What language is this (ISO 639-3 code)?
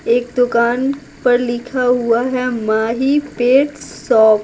hin